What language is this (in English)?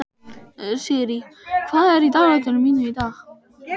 Icelandic